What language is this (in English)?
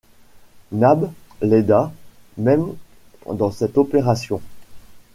French